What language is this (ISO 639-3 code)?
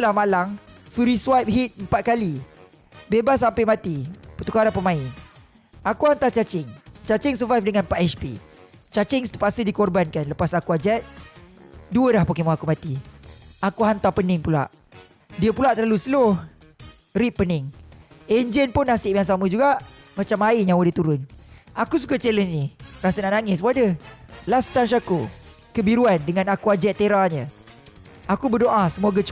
msa